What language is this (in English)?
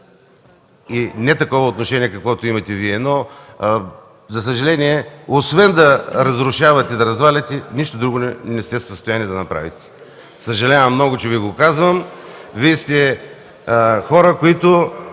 Bulgarian